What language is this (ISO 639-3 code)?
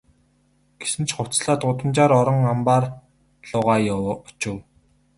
mon